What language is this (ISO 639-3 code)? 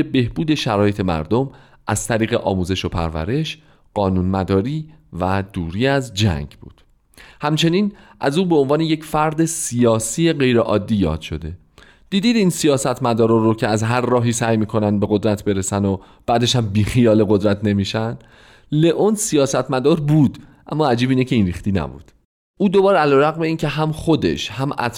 fas